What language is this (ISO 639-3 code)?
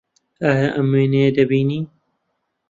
ckb